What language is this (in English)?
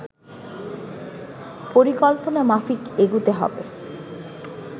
Bangla